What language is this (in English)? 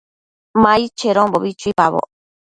Matsés